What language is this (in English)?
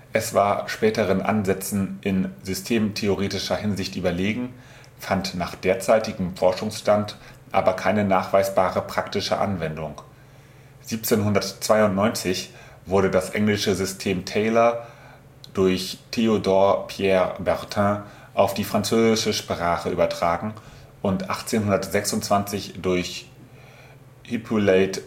German